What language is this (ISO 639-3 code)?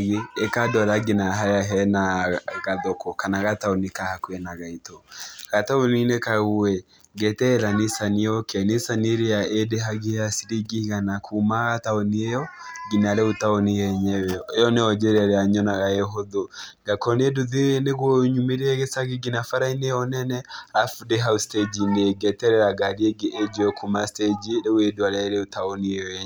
kik